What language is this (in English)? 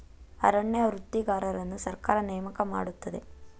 Kannada